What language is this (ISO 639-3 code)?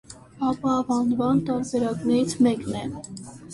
hye